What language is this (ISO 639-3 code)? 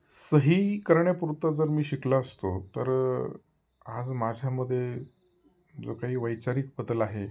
mar